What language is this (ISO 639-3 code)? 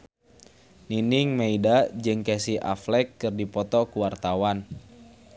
sun